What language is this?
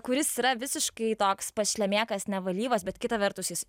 Lithuanian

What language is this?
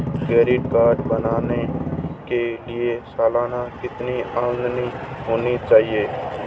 Hindi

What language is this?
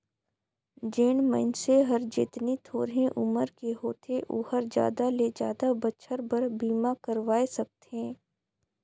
Chhattisgarhi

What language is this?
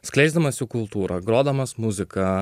Lithuanian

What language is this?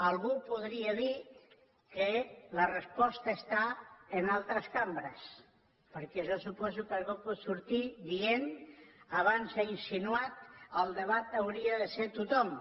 Catalan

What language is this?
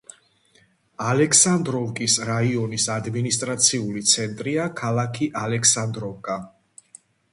Georgian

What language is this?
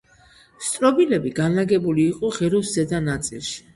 Georgian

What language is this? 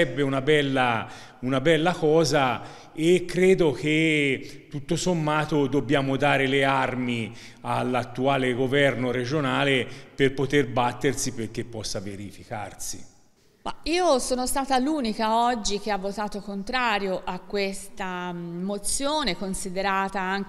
Italian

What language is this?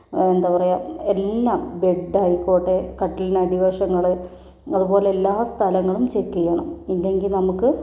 Malayalam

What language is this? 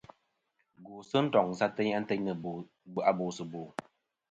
Kom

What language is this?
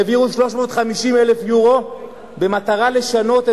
Hebrew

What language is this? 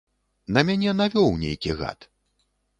Belarusian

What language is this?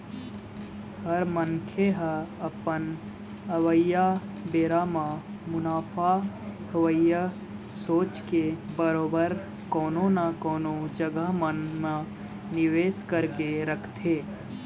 Chhattisgarhi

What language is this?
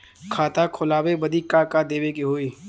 Bhojpuri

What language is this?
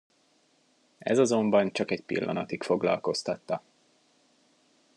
Hungarian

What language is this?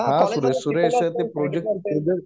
Marathi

